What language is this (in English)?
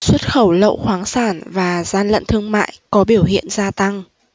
Vietnamese